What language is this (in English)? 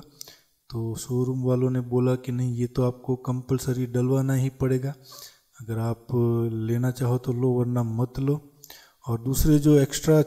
Hindi